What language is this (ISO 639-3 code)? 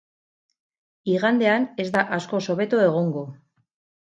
eus